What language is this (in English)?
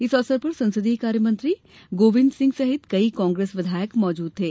Hindi